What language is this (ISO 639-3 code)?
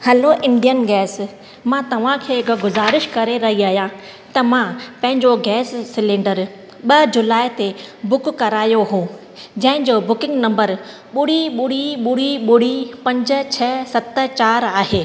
snd